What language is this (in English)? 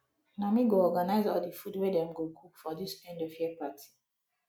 Nigerian Pidgin